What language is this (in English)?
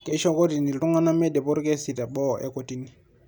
Masai